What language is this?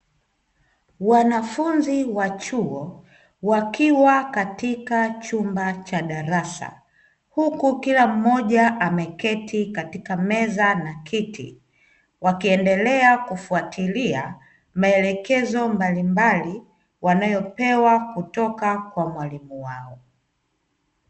Swahili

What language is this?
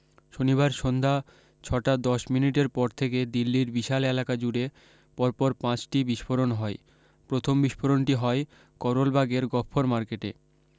Bangla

